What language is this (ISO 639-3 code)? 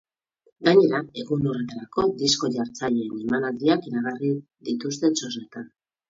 eus